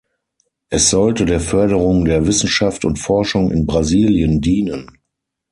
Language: German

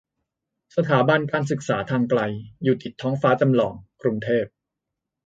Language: Thai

